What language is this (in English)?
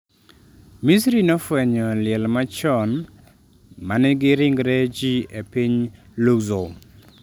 Luo (Kenya and Tanzania)